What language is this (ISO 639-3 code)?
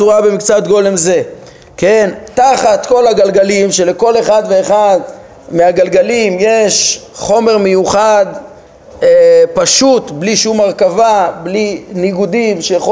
heb